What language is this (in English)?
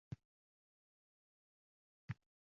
Uzbek